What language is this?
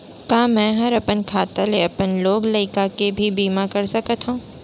Chhattisgarhi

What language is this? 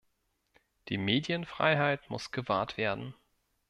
German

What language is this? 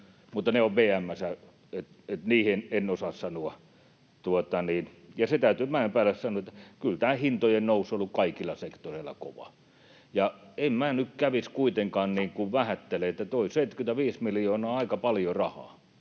Finnish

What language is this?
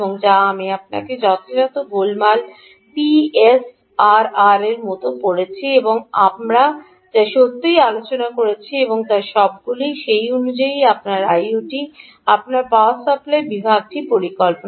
Bangla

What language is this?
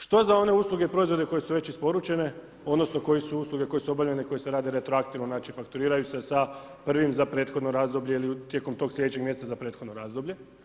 Croatian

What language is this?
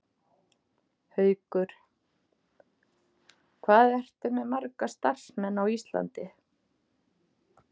Icelandic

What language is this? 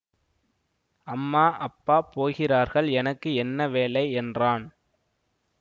Tamil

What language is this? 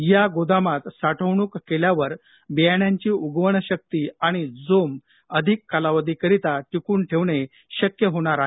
Marathi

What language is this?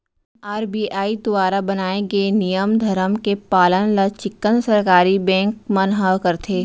Chhattisgarhi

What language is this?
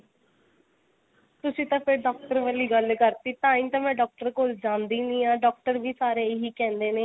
Punjabi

